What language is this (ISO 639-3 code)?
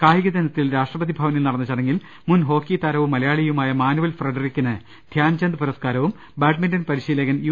mal